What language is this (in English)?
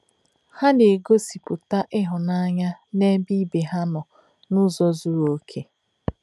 Igbo